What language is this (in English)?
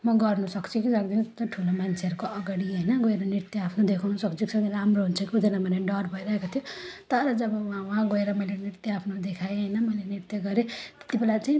Nepali